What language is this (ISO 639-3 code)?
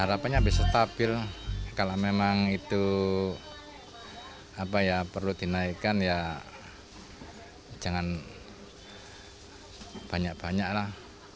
ind